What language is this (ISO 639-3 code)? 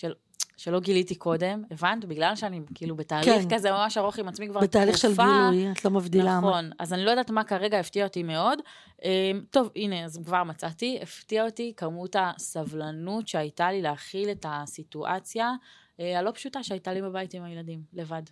heb